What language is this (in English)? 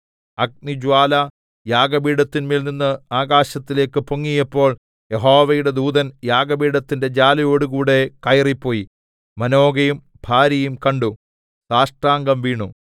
Malayalam